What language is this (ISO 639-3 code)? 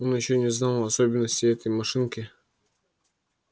rus